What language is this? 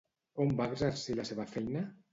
Catalan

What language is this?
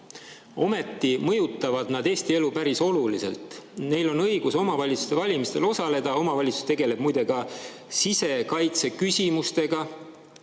Estonian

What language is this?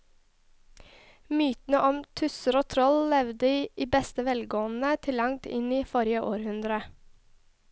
Norwegian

